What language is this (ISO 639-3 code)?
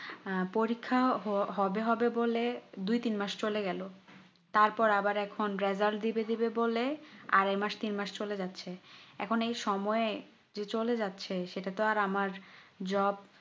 ben